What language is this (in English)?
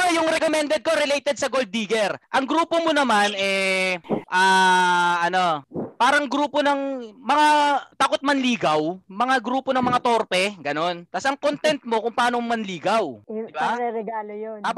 Filipino